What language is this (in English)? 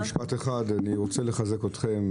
Hebrew